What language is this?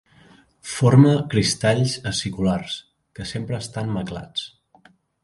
Catalan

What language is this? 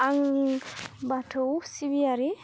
Bodo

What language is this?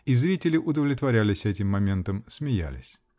Russian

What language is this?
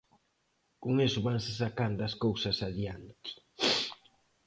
Galician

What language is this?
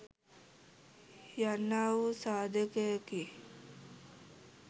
Sinhala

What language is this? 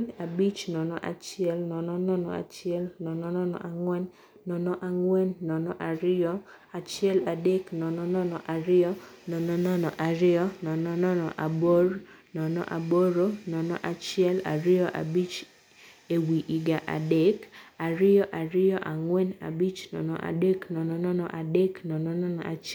Luo (Kenya and Tanzania)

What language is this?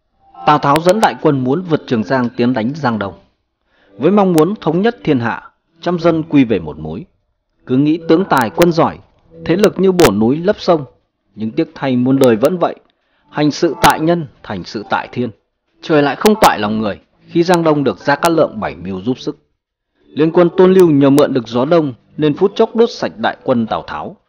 Vietnamese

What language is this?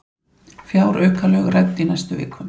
Icelandic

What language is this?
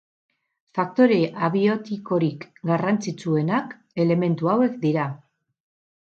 Basque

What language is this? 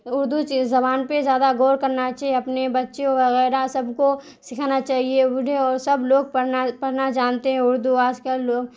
Urdu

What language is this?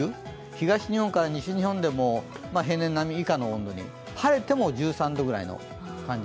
Japanese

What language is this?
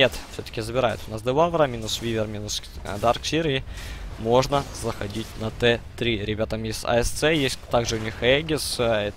Russian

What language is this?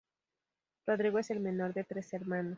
Spanish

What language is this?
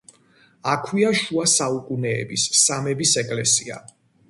Georgian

